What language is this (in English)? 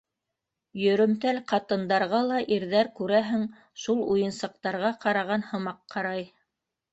Bashkir